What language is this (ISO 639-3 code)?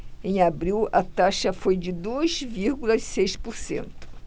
por